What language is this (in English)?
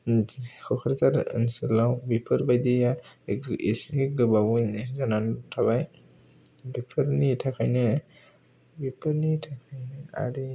Bodo